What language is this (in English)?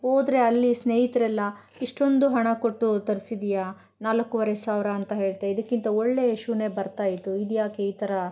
Kannada